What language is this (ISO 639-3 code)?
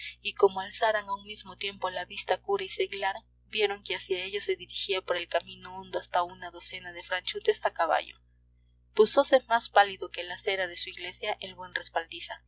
spa